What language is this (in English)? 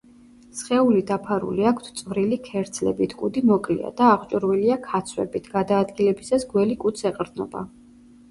Georgian